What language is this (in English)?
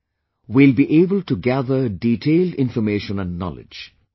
English